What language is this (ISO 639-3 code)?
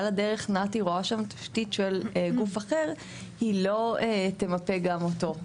heb